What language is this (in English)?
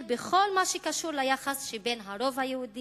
Hebrew